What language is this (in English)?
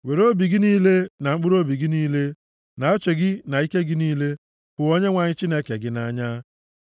Igbo